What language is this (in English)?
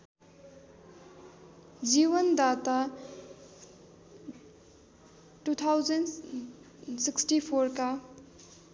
Nepali